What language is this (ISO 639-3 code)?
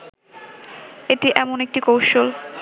ben